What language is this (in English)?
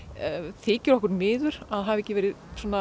Icelandic